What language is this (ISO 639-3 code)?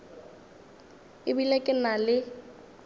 nso